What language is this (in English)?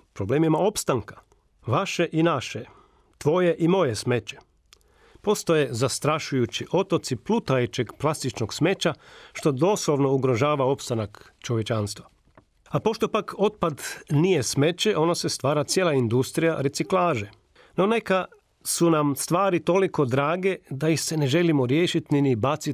Croatian